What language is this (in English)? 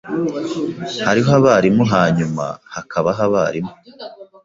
Kinyarwanda